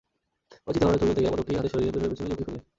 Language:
Bangla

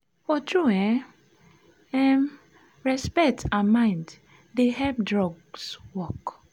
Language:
Nigerian Pidgin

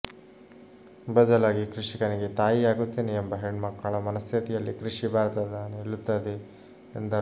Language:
Kannada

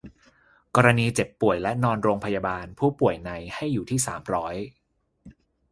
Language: Thai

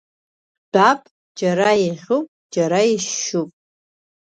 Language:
Abkhazian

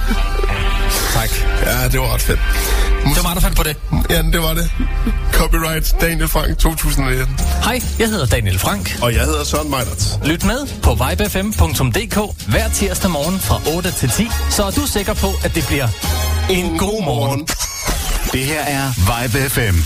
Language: Danish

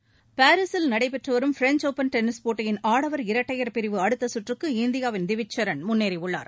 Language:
Tamil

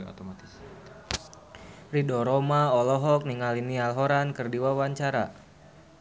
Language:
Sundanese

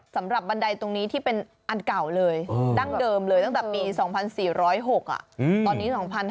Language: Thai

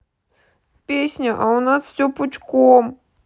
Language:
Russian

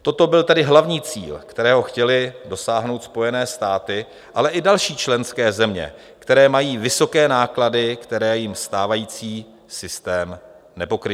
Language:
Czech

